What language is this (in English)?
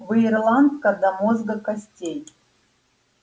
Russian